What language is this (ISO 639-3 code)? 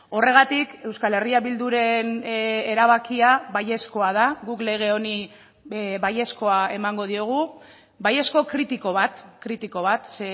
eus